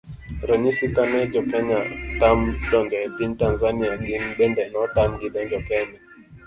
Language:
Luo (Kenya and Tanzania)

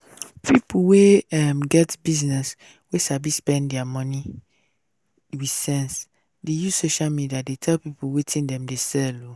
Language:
Nigerian Pidgin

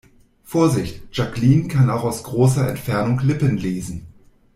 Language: German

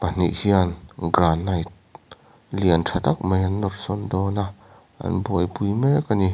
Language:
Mizo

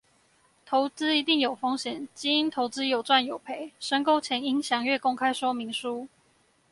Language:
Chinese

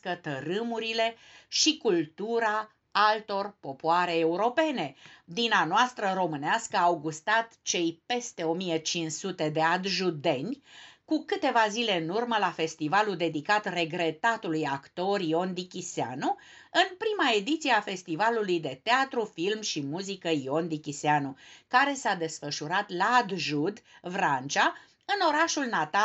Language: Romanian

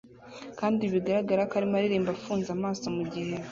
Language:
Kinyarwanda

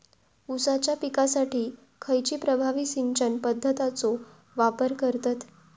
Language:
Marathi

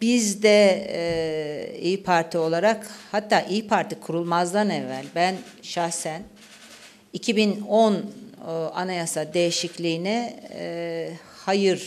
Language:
Turkish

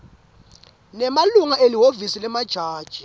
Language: Swati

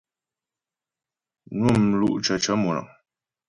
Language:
Ghomala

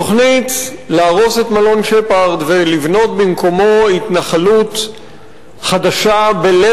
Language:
Hebrew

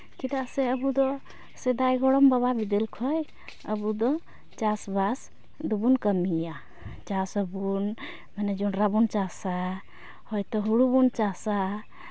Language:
Santali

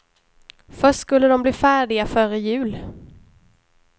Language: Swedish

